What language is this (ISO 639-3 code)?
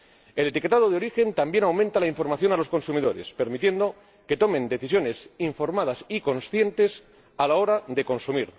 spa